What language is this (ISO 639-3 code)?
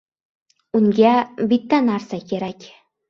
uzb